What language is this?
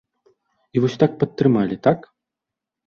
Belarusian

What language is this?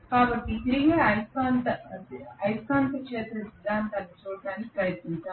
Telugu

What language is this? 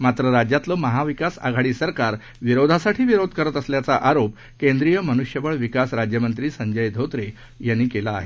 Marathi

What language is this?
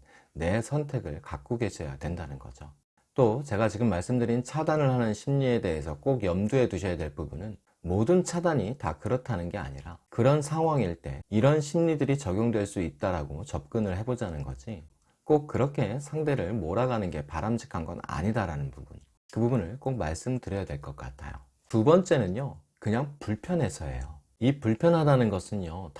Korean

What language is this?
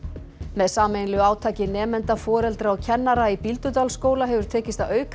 Icelandic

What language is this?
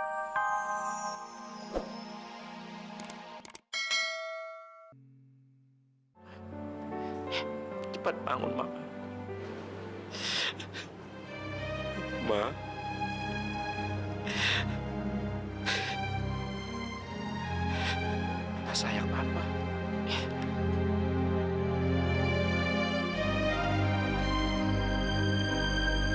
Indonesian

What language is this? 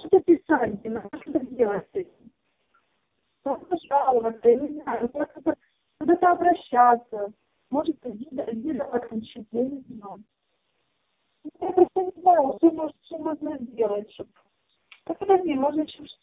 Russian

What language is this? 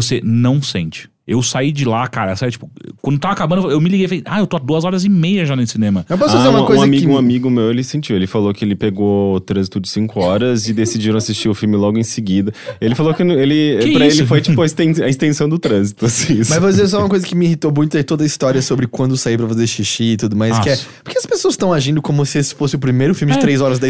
Portuguese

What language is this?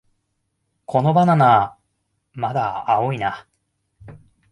Japanese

